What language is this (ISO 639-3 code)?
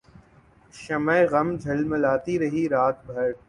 urd